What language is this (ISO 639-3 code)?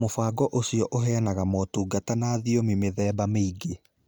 kik